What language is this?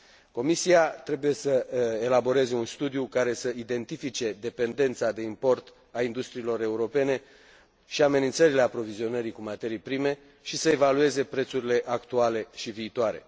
Romanian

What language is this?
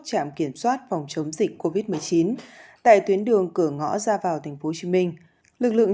Vietnamese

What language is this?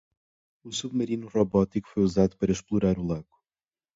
Portuguese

